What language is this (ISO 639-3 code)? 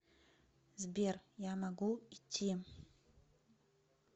rus